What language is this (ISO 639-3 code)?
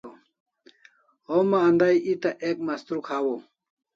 kls